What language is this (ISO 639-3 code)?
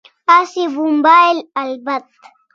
kls